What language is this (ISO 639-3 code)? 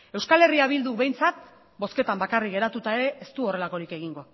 eus